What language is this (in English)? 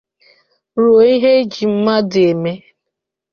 Igbo